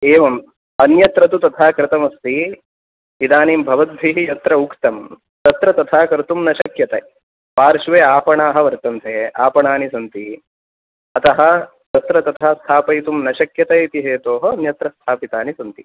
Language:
Sanskrit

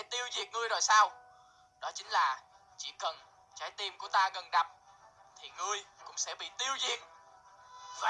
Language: Vietnamese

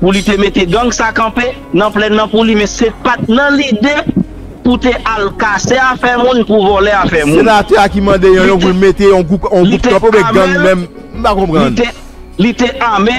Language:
French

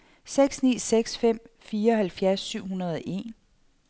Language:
Danish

